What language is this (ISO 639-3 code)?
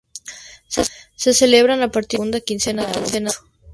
spa